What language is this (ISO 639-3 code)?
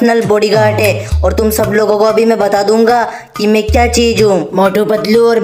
hin